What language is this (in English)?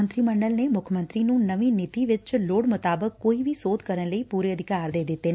Punjabi